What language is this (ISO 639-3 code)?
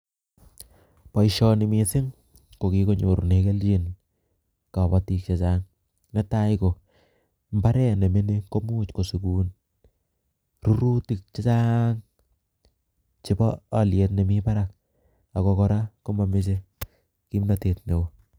kln